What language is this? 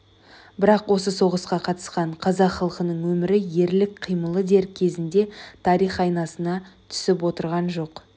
Kazakh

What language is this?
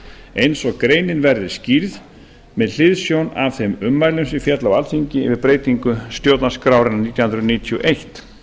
Icelandic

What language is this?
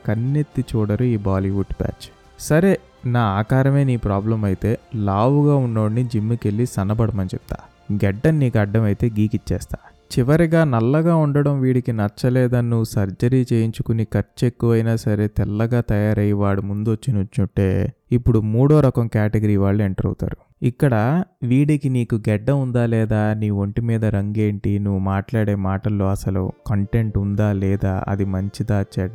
Telugu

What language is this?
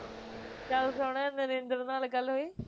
Punjabi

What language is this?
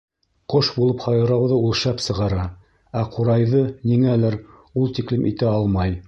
Bashkir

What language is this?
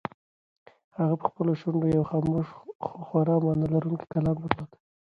Pashto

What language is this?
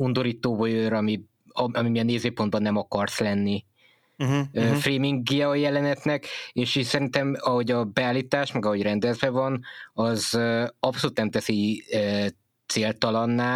Hungarian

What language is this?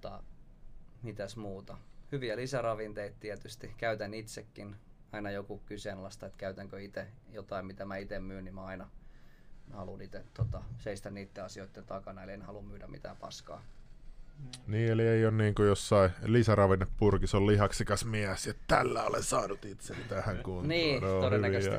Finnish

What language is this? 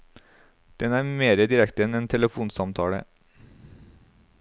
Norwegian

